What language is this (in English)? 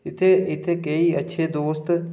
Dogri